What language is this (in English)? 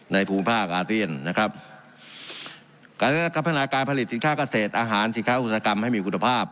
Thai